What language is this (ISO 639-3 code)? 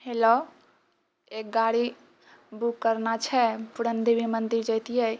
mai